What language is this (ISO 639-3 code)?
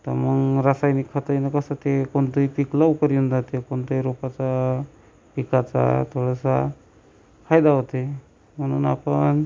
mar